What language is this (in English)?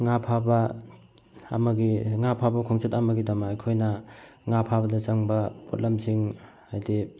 Manipuri